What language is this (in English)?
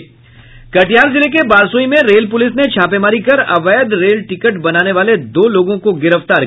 Hindi